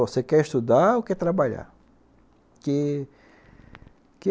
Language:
Portuguese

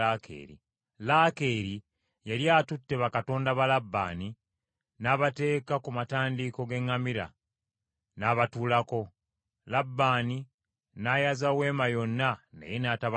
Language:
Ganda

